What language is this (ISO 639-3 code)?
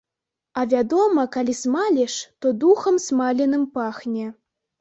bel